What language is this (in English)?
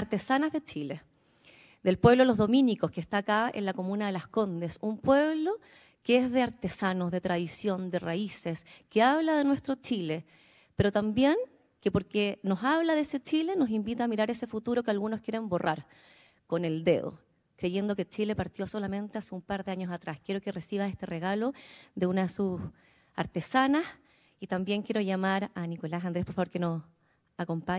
Spanish